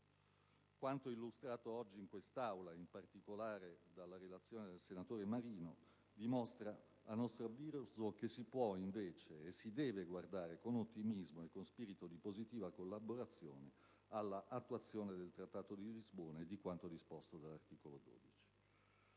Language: Italian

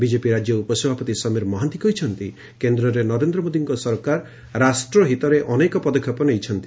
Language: Odia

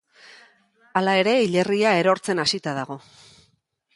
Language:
Basque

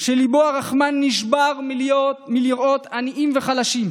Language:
Hebrew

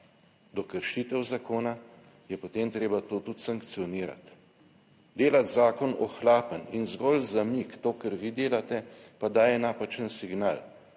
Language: Slovenian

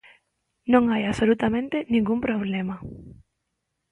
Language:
Galician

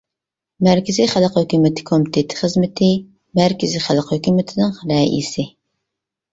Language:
Uyghur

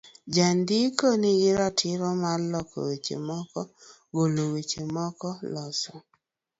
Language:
Luo (Kenya and Tanzania)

